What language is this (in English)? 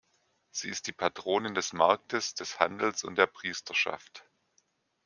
German